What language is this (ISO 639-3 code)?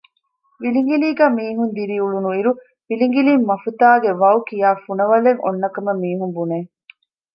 div